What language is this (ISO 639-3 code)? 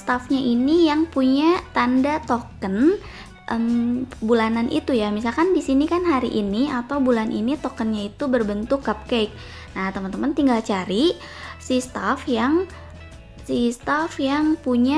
ind